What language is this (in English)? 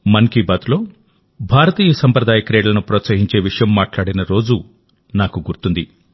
Telugu